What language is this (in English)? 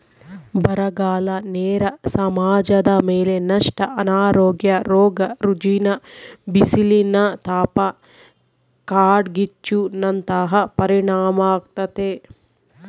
Kannada